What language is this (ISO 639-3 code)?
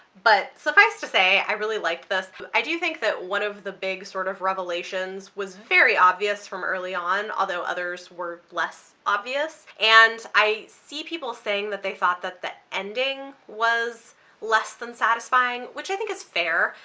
eng